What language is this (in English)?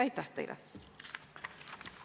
Estonian